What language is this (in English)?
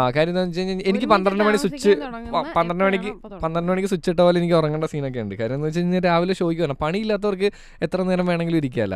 Malayalam